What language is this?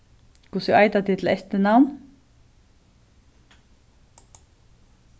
Faroese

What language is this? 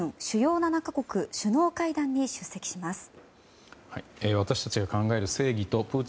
Japanese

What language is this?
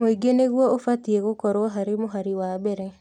Kikuyu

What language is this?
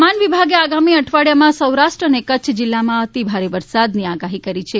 Gujarati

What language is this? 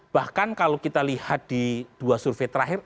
Indonesian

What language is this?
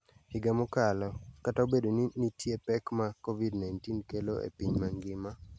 Luo (Kenya and Tanzania)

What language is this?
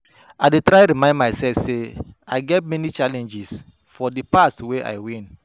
Nigerian Pidgin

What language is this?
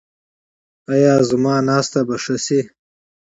Pashto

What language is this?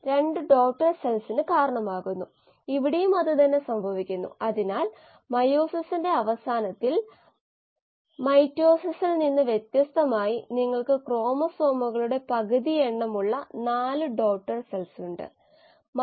Malayalam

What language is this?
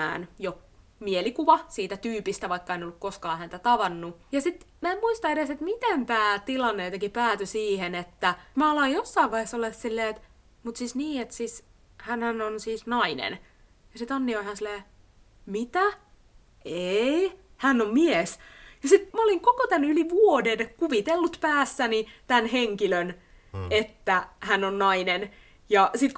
Finnish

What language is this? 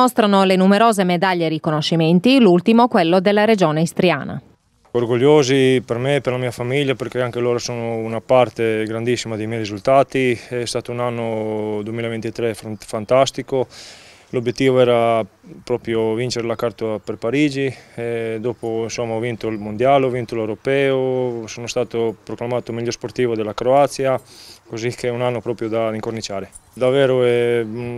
Italian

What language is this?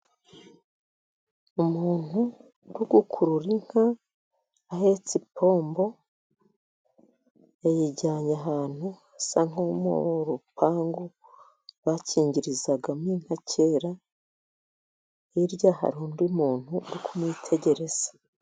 Kinyarwanda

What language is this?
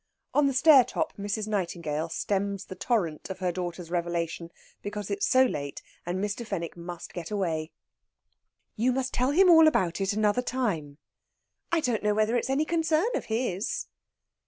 English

